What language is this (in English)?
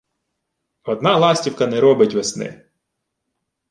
Ukrainian